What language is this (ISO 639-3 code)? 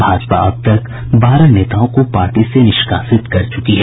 hin